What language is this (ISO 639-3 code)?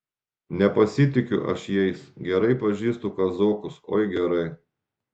lit